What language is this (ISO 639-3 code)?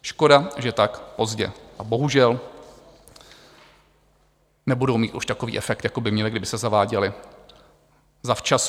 ces